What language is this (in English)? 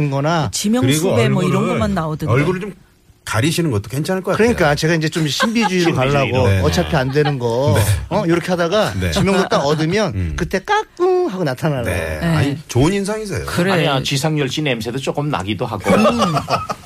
Korean